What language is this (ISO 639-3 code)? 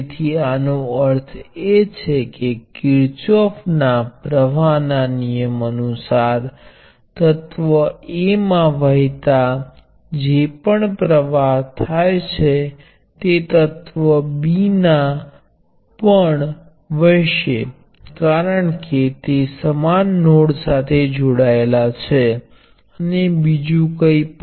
guj